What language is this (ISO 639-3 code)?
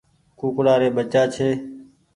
gig